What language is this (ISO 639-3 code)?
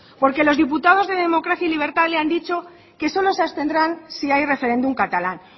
spa